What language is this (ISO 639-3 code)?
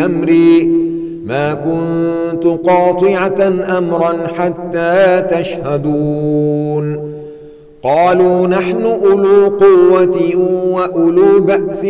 ara